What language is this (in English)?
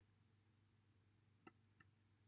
Welsh